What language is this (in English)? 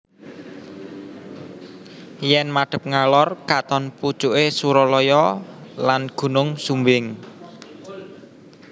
Javanese